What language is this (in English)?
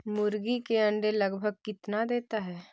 Magahi